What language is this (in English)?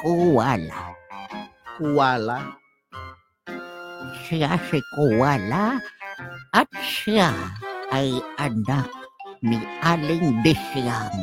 Filipino